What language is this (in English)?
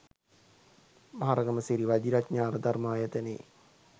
Sinhala